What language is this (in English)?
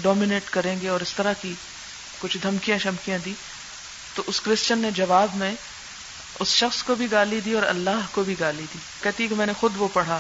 Urdu